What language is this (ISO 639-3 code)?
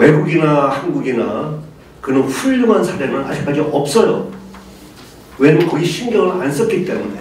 kor